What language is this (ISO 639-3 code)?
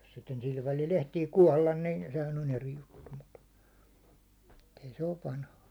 fin